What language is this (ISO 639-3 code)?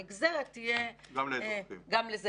heb